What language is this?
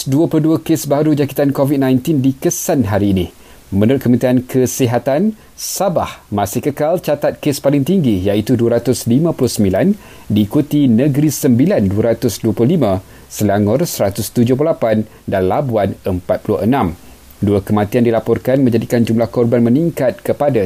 Malay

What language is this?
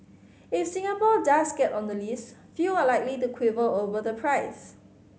English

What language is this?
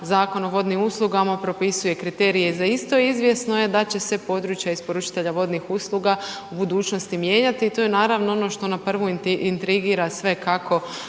Croatian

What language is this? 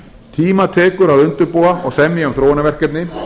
Icelandic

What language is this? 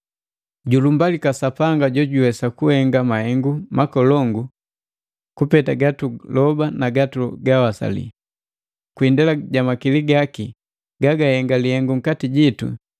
Matengo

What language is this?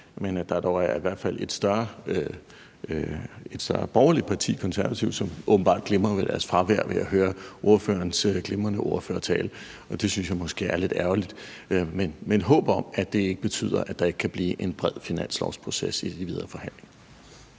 Danish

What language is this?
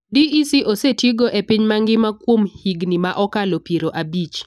Luo (Kenya and Tanzania)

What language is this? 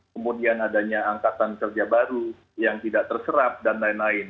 Indonesian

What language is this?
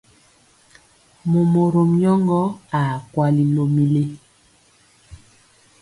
Mpiemo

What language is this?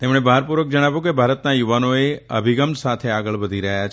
Gujarati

